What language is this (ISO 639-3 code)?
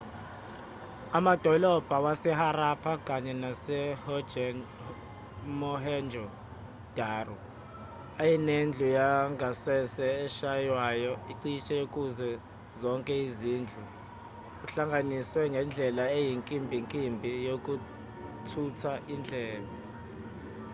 zul